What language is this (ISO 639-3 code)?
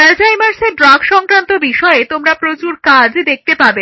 ben